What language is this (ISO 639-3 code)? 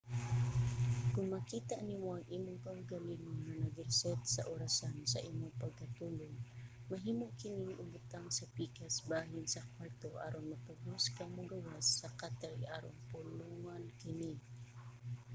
ceb